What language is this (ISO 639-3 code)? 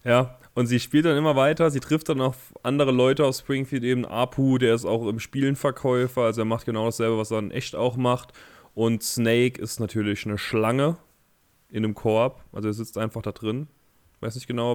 deu